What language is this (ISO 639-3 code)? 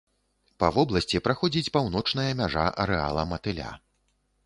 bel